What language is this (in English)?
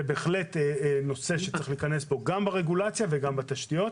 Hebrew